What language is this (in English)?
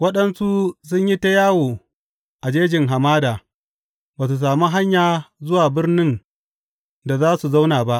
Hausa